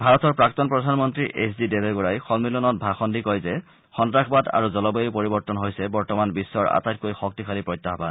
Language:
Assamese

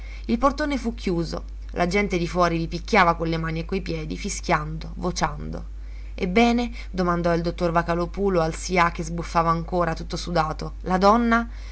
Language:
Italian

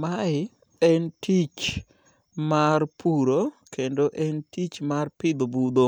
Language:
Luo (Kenya and Tanzania)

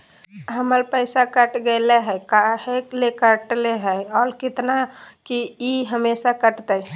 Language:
Magahi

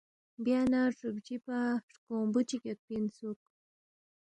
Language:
Balti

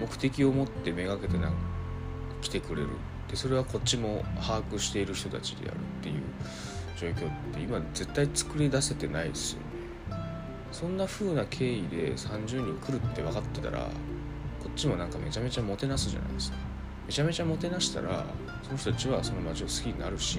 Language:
Japanese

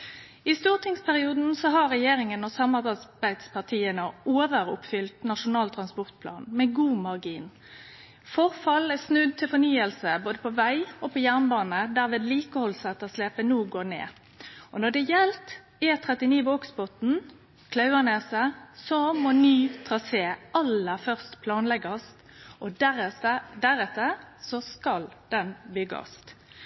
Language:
Norwegian Nynorsk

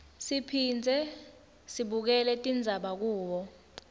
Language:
Swati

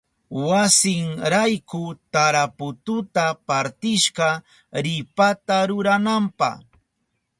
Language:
Southern Pastaza Quechua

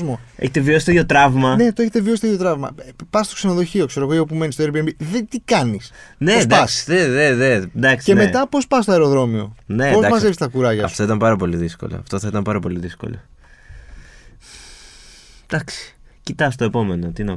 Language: Greek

